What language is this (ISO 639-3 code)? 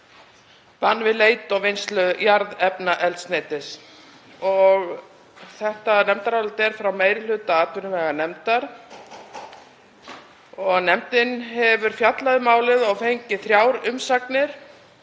isl